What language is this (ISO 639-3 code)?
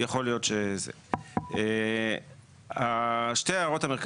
heb